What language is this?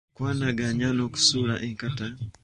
Ganda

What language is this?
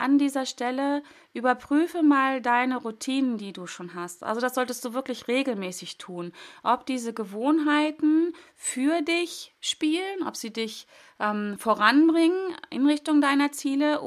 German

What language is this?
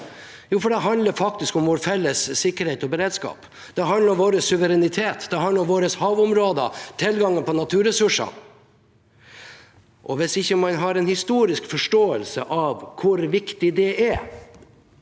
Norwegian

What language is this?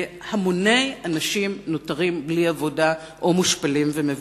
Hebrew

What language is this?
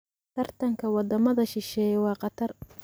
Somali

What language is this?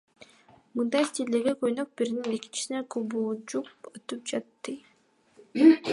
Kyrgyz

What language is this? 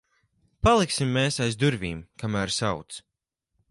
Latvian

